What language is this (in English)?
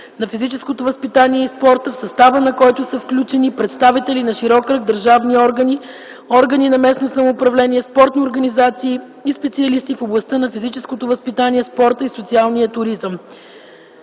Bulgarian